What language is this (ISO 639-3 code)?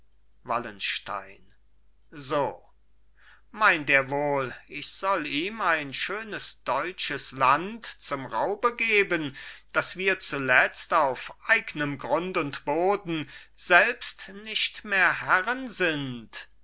deu